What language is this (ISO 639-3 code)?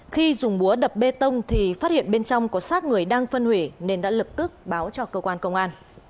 vie